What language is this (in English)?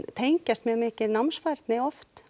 Icelandic